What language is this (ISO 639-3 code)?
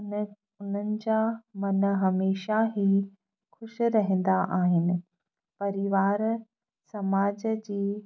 snd